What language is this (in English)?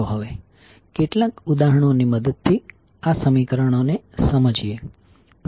Gujarati